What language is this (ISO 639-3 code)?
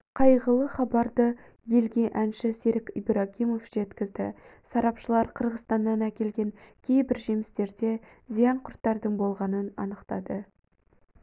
kaz